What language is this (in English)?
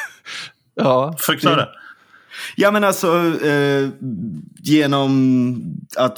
Swedish